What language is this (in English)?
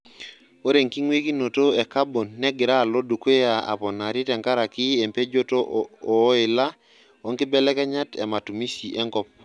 Masai